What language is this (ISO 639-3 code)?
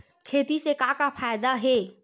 hne